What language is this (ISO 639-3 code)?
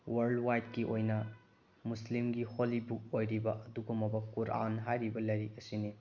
mni